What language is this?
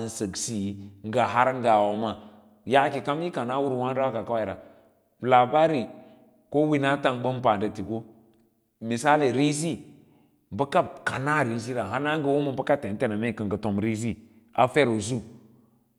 Lala-Roba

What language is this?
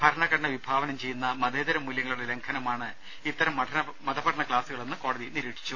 Malayalam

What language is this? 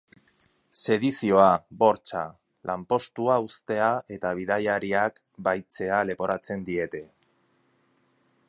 Basque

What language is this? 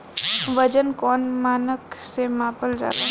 Bhojpuri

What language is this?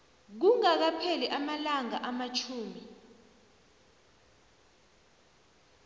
South Ndebele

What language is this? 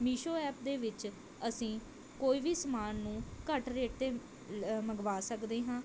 Punjabi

